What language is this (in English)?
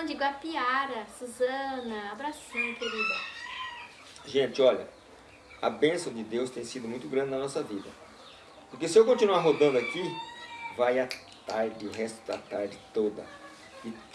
Portuguese